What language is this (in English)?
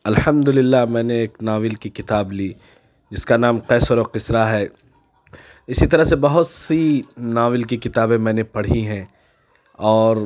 Urdu